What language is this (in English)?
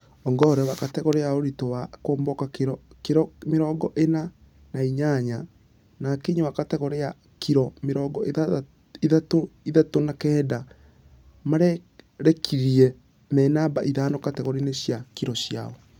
Kikuyu